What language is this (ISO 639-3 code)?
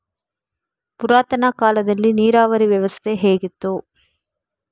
kan